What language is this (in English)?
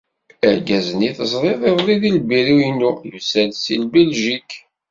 Kabyle